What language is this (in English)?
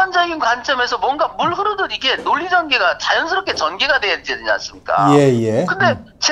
Korean